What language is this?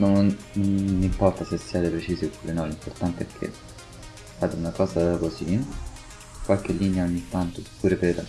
Italian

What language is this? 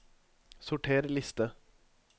Norwegian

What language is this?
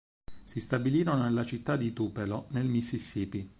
Italian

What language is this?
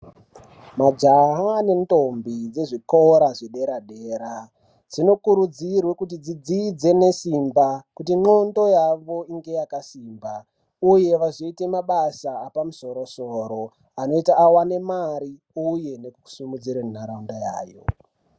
Ndau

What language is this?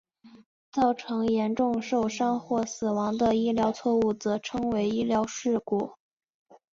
Chinese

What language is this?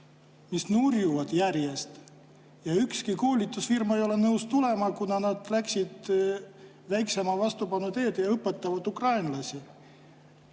Estonian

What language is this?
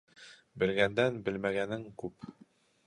Bashkir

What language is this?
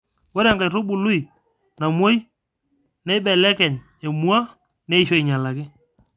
Masai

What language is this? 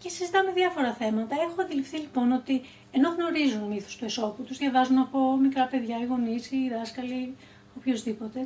Greek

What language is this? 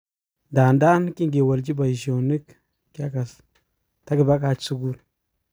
Kalenjin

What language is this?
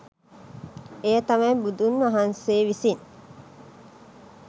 Sinhala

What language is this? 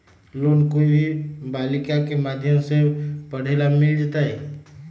Magahi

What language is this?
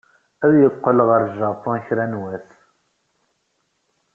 Kabyle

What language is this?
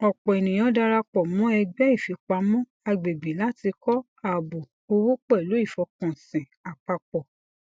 Yoruba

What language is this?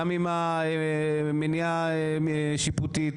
Hebrew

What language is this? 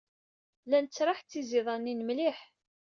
Kabyle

